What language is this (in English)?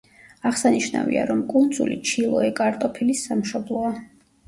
Georgian